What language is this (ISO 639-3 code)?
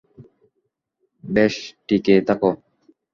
ben